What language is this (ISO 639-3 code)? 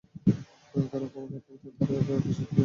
ben